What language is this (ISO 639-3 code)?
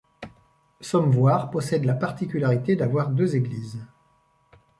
fra